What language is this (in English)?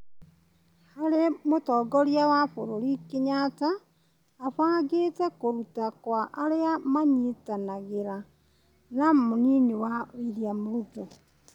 Kikuyu